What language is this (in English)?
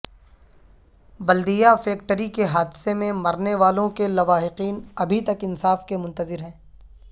Urdu